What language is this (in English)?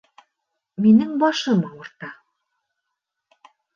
Bashkir